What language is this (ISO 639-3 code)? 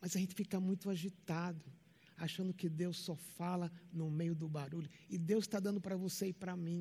por